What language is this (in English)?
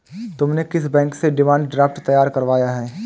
Hindi